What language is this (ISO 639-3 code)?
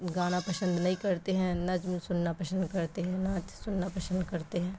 urd